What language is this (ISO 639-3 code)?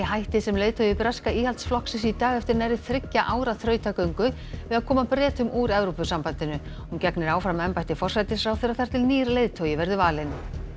isl